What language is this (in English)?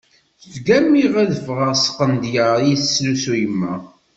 Kabyle